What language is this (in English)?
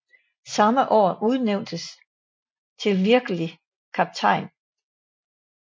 Danish